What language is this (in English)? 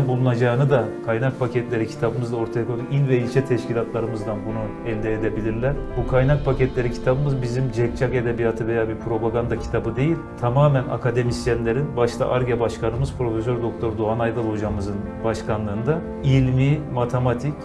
Turkish